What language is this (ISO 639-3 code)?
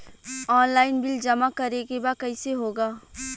bho